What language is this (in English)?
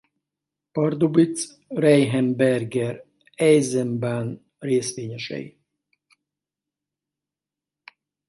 Hungarian